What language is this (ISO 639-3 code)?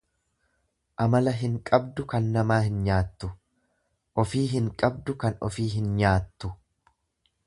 orm